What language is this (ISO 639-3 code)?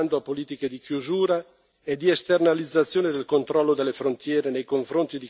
ita